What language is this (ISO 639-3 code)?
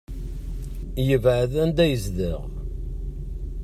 kab